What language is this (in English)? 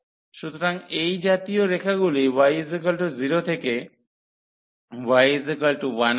Bangla